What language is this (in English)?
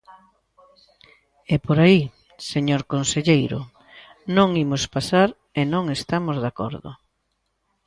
Galician